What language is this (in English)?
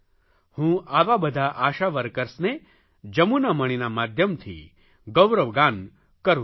Gujarati